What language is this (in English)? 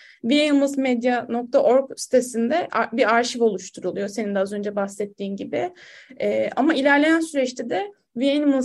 Turkish